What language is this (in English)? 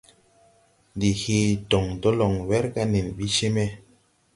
Tupuri